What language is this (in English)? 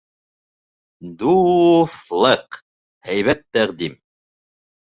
Bashkir